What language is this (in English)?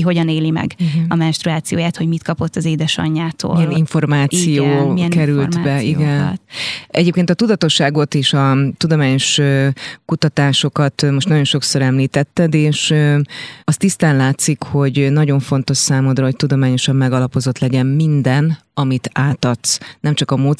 Hungarian